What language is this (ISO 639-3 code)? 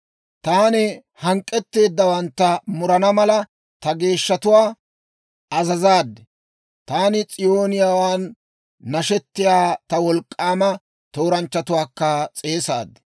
dwr